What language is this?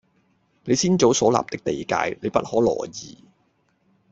Cantonese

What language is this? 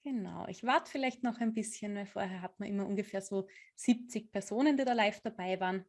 German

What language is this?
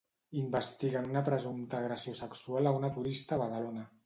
Catalan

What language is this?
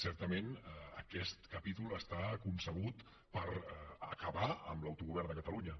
Catalan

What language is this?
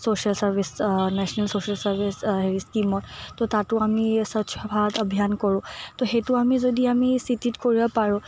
Assamese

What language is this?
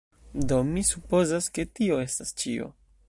Esperanto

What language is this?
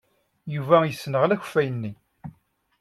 Kabyle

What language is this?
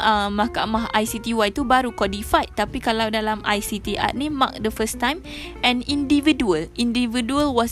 Malay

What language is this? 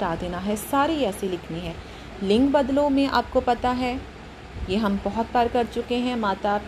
Hindi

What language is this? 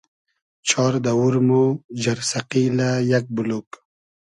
Hazaragi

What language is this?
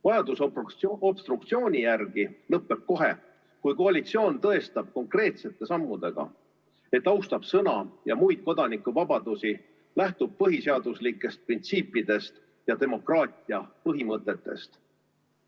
Estonian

